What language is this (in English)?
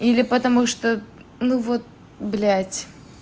Russian